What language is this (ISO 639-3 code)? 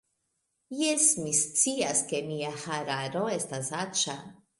epo